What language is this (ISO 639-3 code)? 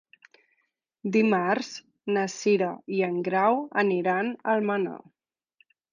cat